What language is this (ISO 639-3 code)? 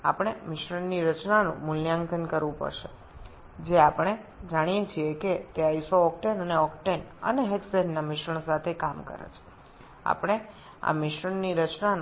ben